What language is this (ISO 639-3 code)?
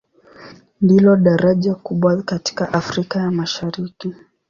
swa